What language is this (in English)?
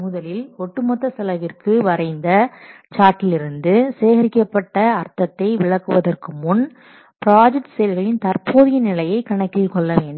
Tamil